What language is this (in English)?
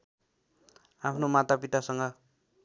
Nepali